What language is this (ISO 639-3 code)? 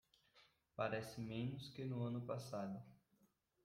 por